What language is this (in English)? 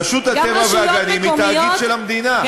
Hebrew